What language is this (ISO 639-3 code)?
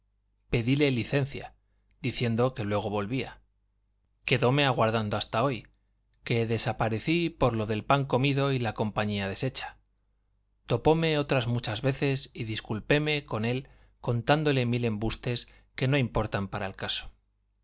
spa